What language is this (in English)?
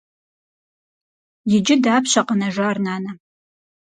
Kabardian